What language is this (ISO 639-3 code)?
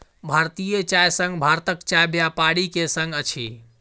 mai